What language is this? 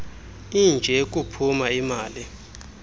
Xhosa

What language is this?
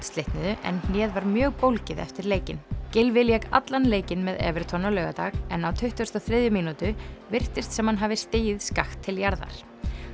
Icelandic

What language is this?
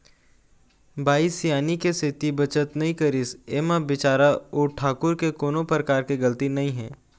Chhattisgarhi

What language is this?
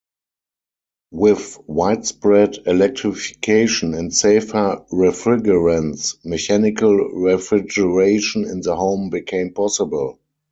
English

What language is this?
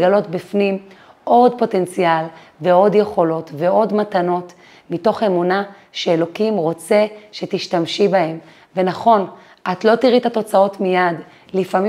Hebrew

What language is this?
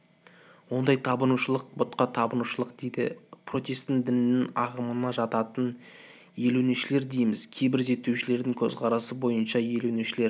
Kazakh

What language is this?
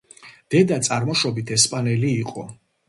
Georgian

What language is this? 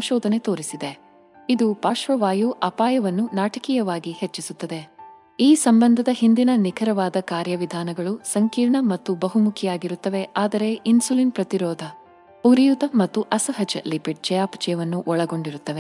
Kannada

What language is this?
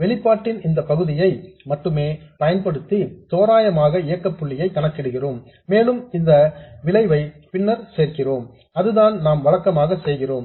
Tamil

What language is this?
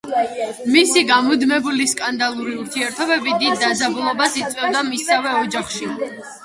Georgian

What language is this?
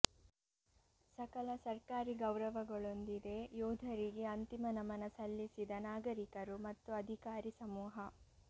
Kannada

